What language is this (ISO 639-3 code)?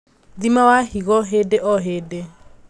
kik